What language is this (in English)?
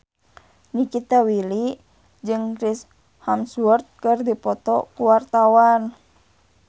Sundanese